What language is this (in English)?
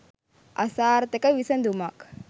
Sinhala